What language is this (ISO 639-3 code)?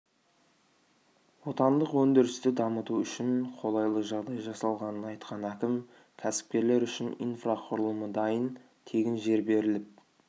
kaz